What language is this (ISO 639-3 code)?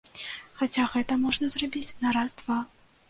bel